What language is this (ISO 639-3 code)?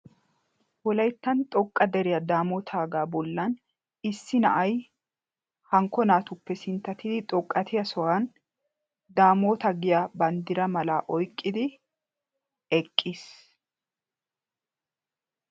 wal